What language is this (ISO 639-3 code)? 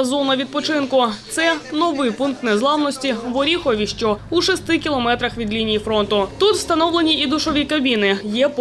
ukr